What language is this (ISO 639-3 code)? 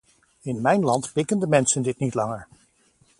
nld